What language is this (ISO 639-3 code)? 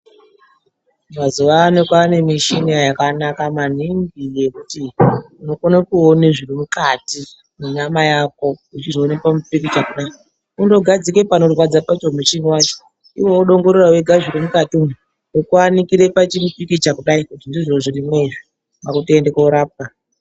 ndc